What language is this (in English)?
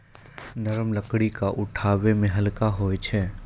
Maithili